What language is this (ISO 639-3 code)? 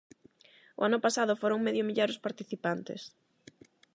glg